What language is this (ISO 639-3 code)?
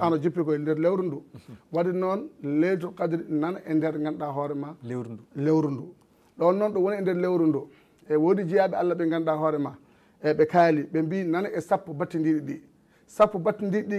ara